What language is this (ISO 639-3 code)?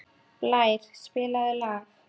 isl